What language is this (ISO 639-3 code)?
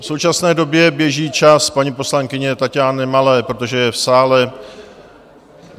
ces